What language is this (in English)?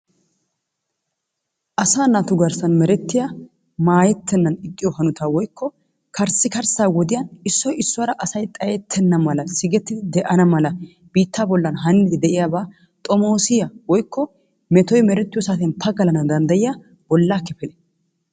Wolaytta